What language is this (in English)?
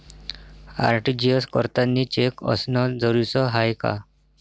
Marathi